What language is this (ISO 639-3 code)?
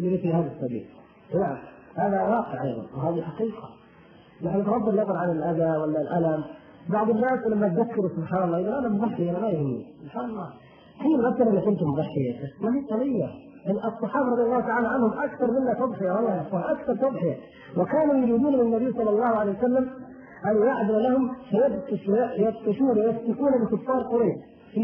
ara